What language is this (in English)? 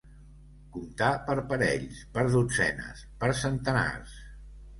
Catalan